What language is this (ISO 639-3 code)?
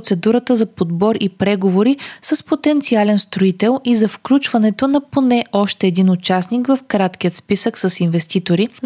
bul